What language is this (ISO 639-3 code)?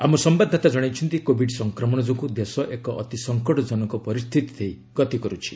ori